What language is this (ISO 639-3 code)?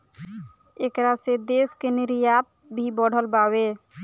bho